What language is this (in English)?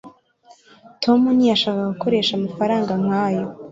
Kinyarwanda